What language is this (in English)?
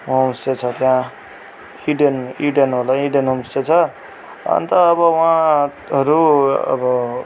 Nepali